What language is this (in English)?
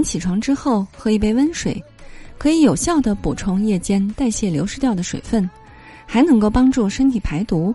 Chinese